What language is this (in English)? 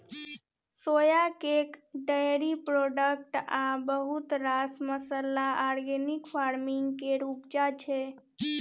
Maithili